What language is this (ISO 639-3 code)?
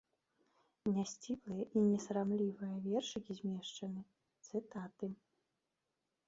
bel